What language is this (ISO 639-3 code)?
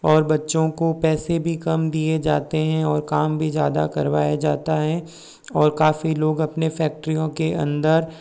hin